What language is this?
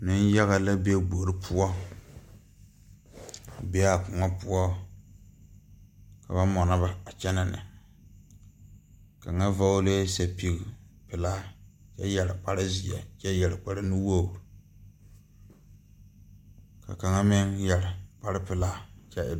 Southern Dagaare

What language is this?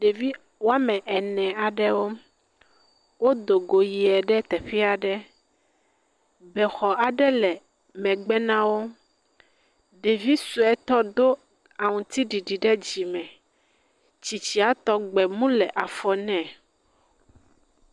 Ewe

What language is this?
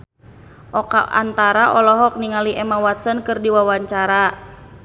Sundanese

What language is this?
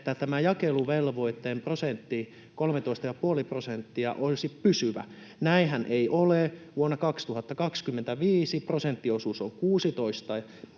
Finnish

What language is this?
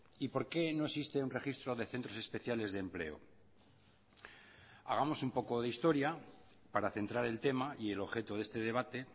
Spanish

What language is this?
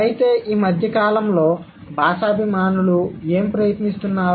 Telugu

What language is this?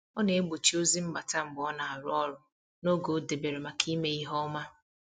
Igbo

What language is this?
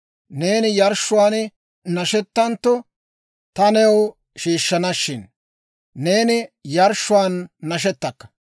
Dawro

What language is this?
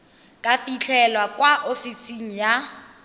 Tswana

